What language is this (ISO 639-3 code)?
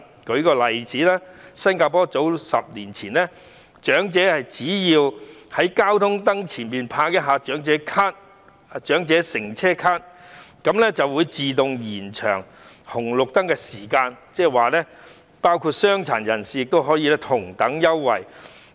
yue